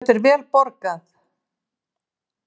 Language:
Icelandic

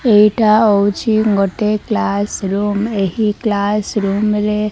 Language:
Odia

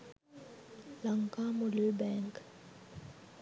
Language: Sinhala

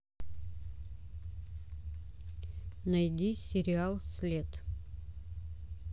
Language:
Russian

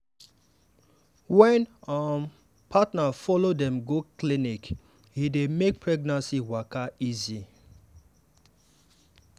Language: Nigerian Pidgin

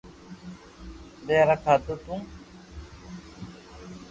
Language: Loarki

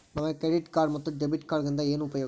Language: Kannada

